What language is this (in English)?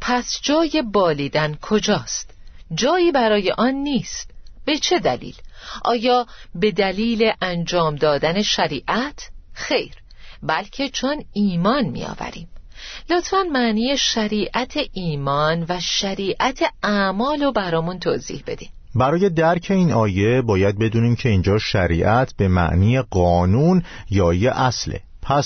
Persian